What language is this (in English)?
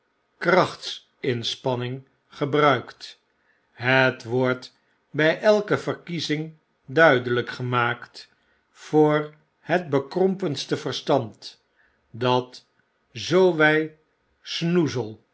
Dutch